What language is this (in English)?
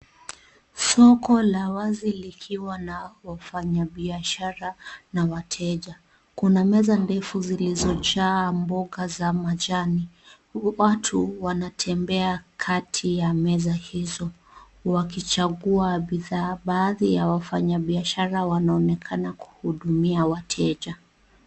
Swahili